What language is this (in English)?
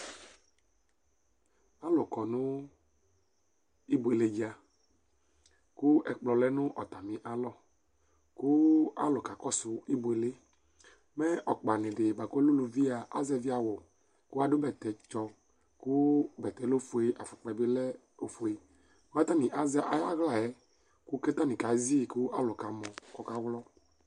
Ikposo